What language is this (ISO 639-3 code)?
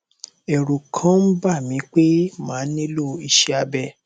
yor